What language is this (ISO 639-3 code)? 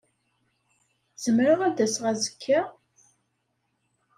kab